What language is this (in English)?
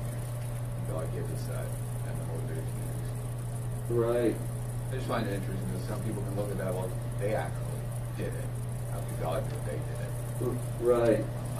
English